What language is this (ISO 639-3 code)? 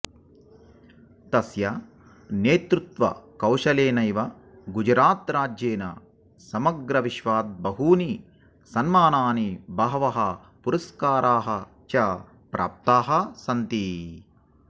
san